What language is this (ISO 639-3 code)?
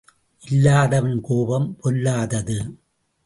tam